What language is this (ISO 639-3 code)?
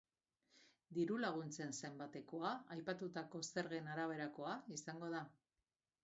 eus